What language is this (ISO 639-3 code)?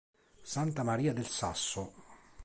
ita